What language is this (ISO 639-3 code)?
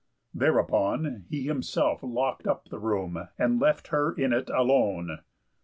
eng